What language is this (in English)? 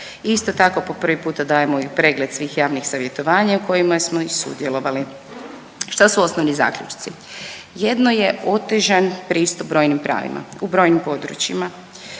Croatian